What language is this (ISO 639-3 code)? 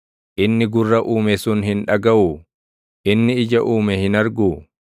orm